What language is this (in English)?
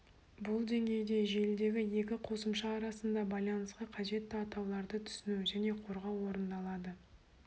Kazakh